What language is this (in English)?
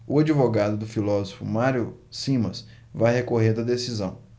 Portuguese